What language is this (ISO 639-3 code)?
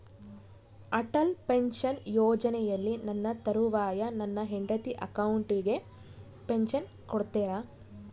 kan